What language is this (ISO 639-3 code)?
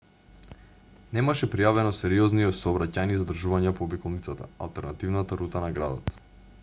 mkd